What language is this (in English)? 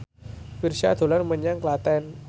Javanese